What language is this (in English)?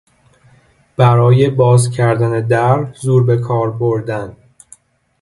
Persian